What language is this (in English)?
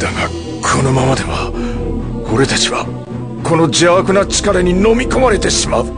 Japanese